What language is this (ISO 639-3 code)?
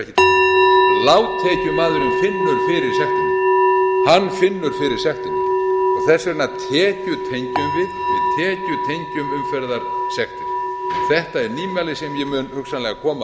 isl